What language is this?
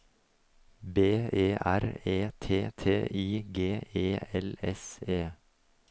Norwegian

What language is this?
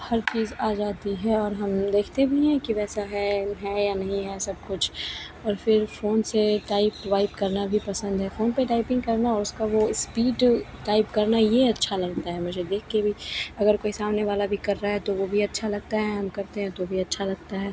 Hindi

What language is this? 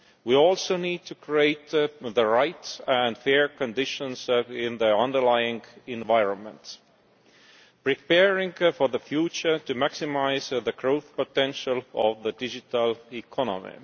English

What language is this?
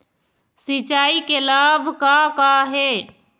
Chhattisgarhi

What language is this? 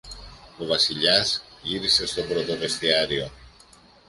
Greek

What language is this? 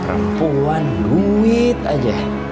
Indonesian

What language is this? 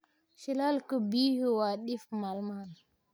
Somali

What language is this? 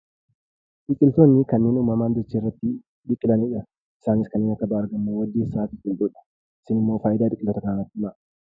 Oromo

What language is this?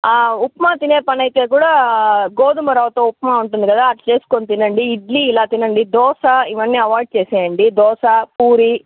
Telugu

